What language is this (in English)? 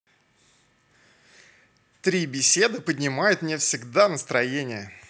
Russian